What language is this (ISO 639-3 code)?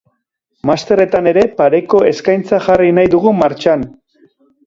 eus